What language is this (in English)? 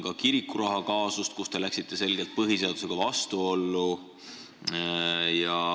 Estonian